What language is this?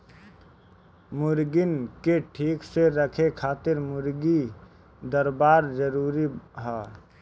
Bhojpuri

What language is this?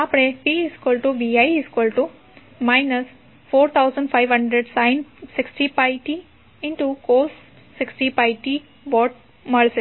Gujarati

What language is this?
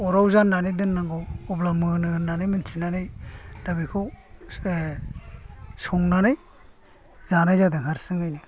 Bodo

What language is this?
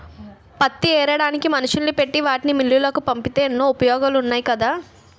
Telugu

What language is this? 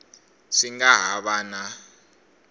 Tsonga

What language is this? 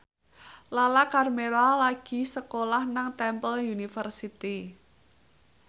Javanese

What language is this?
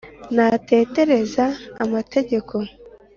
Kinyarwanda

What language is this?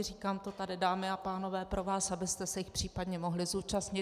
Czech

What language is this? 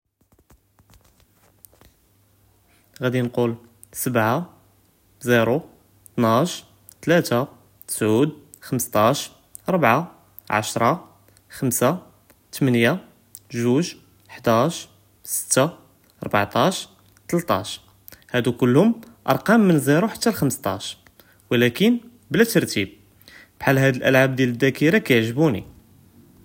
Judeo-Arabic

